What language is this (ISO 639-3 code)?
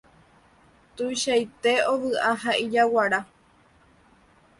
grn